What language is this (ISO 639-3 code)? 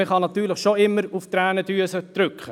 gsw